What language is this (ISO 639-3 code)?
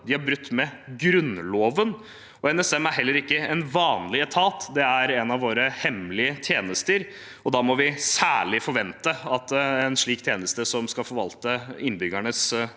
nor